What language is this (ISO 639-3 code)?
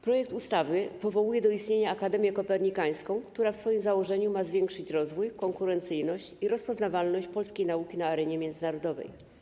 pol